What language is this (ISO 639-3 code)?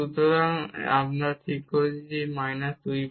ben